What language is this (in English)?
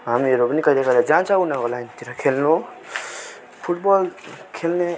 Nepali